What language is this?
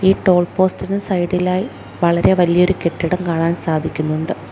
Malayalam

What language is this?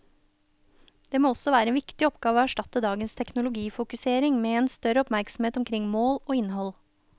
Norwegian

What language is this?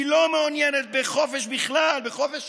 Hebrew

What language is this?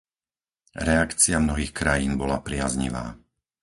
Slovak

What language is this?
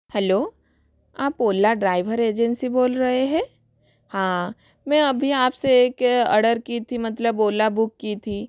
Hindi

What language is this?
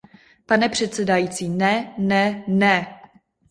Czech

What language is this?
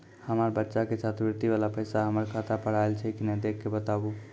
Maithili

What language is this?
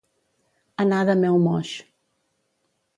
Catalan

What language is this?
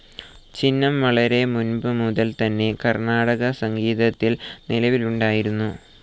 Malayalam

